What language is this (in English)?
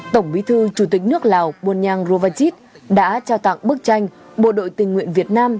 Vietnamese